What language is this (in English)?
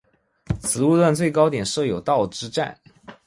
Chinese